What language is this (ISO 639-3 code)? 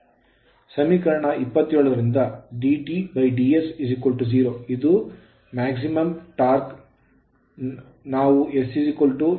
kan